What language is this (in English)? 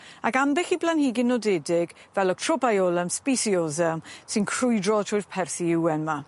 Welsh